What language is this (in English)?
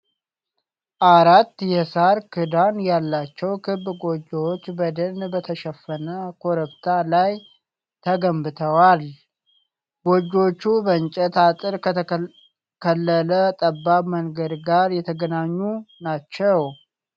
Amharic